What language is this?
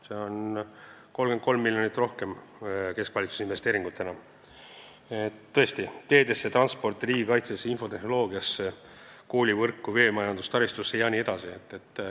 Estonian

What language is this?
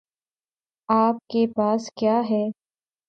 Urdu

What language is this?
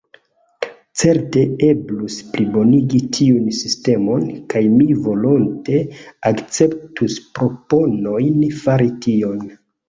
Esperanto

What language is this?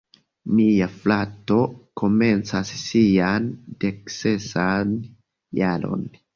Esperanto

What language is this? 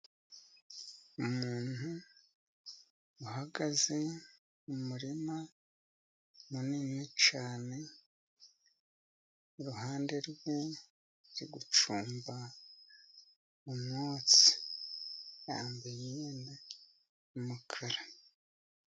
Kinyarwanda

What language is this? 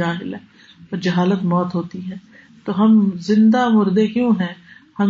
Urdu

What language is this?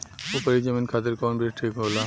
Bhojpuri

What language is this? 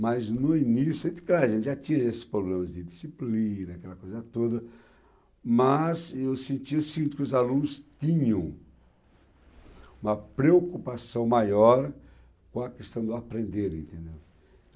Portuguese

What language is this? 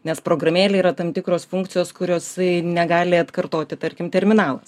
Lithuanian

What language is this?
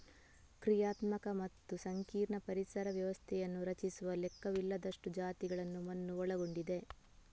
Kannada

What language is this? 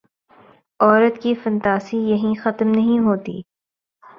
Urdu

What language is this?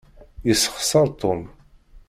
Kabyle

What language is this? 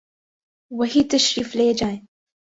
Urdu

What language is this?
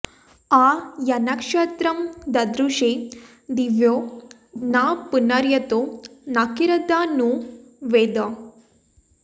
Sanskrit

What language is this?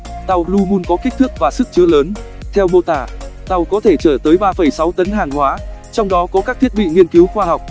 Vietnamese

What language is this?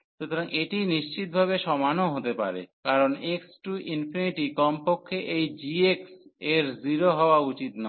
Bangla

